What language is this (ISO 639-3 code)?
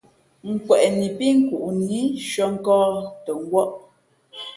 fmp